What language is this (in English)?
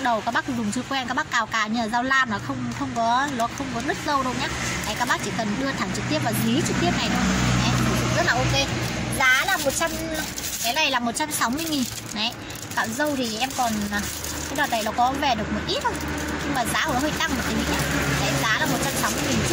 Vietnamese